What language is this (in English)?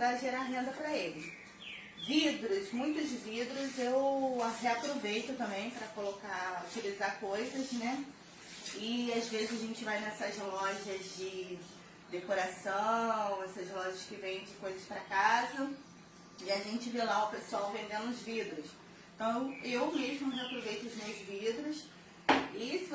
Portuguese